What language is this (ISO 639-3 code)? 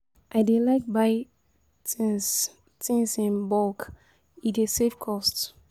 pcm